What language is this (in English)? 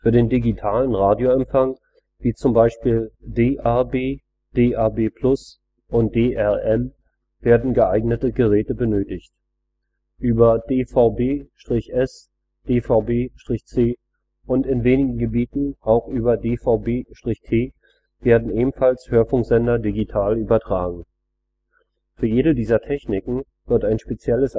German